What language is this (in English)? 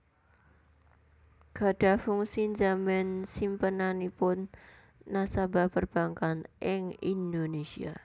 Javanese